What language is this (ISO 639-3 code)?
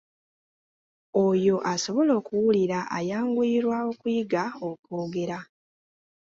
lug